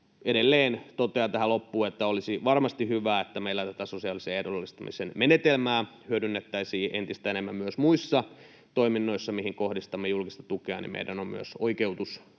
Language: Finnish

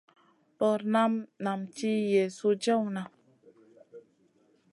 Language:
Masana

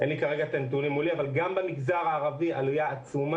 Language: Hebrew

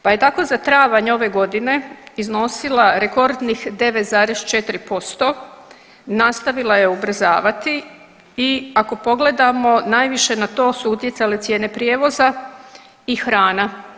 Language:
Croatian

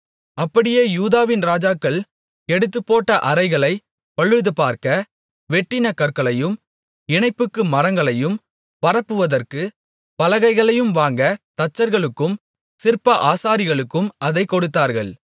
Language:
Tamil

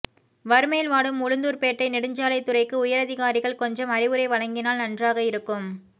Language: Tamil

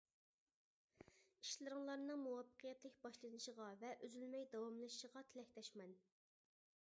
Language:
Uyghur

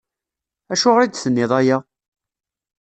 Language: Kabyle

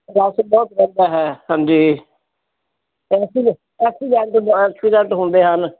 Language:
Punjabi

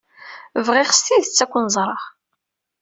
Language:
Kabyle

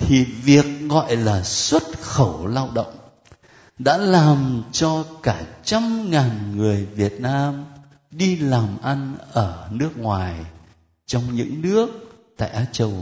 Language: Vietnamese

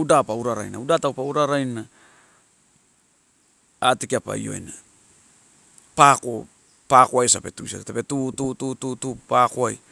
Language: Torau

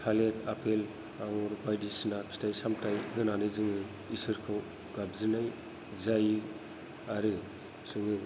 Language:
Bodo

